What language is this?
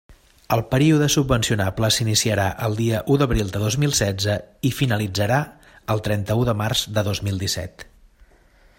Catalan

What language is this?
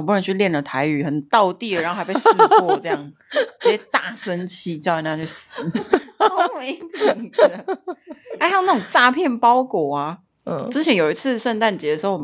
Chinese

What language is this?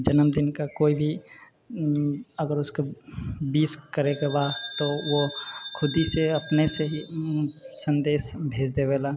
Maithili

